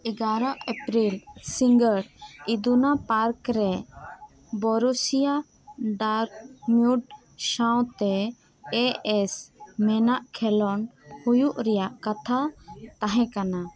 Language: Santali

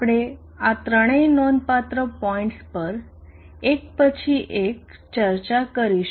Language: Gujarati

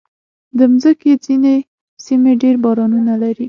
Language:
Pashto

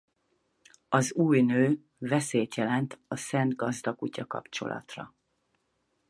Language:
Hungarian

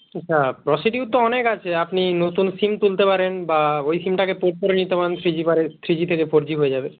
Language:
Bangla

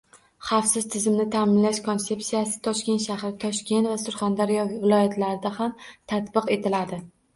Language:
Uzbek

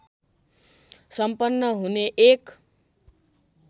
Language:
Nepali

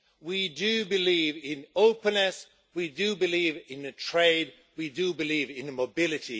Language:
English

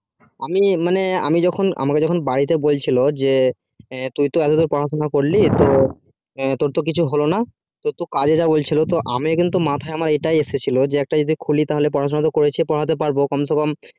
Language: Bangla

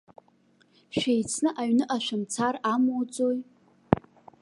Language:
Abkhazian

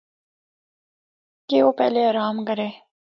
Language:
Northern Hindko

